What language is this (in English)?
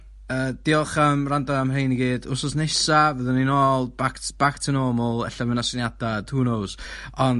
Welsh